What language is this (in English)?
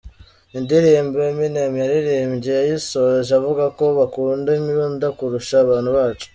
Kinyarwanda